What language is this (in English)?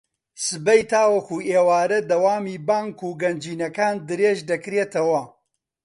Central Kurdish